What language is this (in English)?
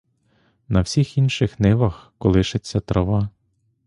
Ukrainian